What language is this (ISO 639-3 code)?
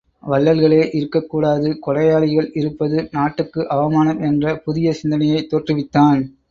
tam